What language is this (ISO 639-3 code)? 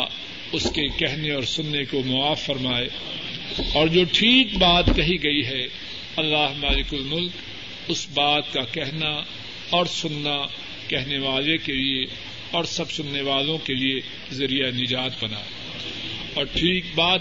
urd